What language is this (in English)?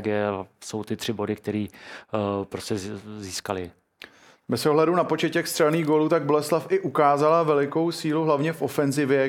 Czech